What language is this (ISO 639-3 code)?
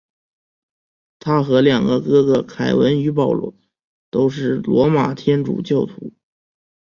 zho